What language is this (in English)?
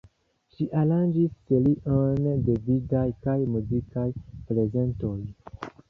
Esperanto